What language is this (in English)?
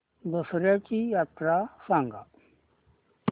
Marathi